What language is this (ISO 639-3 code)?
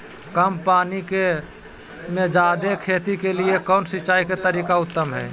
mag